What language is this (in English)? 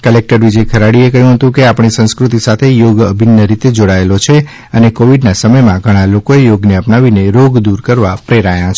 Gujarati